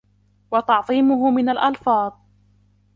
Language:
Arabic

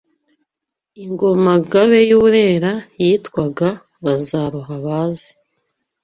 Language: Kinyarwanda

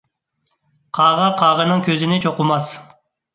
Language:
Uyghur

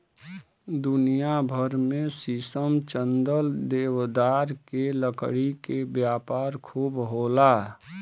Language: Bhojpuri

